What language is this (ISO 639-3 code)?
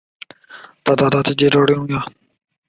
zho